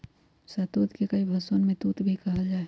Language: Magahi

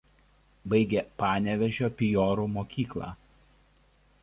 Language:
Lithuanian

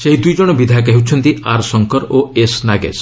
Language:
Odia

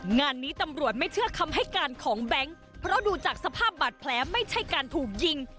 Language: Thai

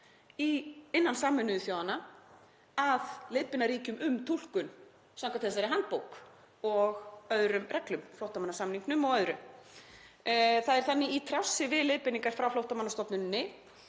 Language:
Icelandic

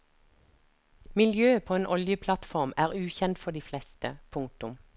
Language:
Norwegian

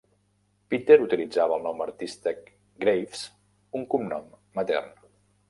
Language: Catalan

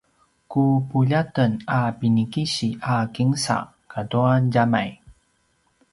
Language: Paiwan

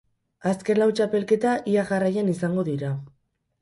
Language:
Basque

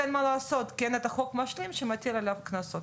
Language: Hebrew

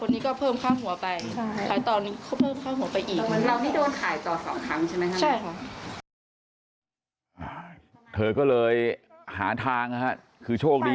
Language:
Thai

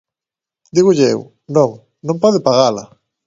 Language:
Galician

